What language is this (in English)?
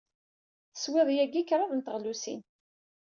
Kabyle